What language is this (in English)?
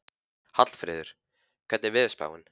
Icelandic